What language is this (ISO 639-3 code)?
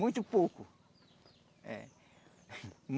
por